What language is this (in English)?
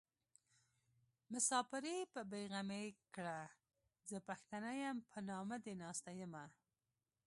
Pashto